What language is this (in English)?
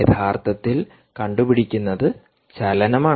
Malayalam